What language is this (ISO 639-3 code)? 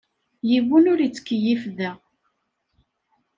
kab